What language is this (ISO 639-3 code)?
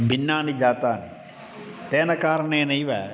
san